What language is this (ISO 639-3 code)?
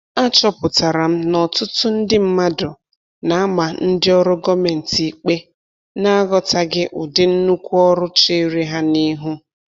ibo